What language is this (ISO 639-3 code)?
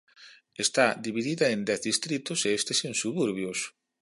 glg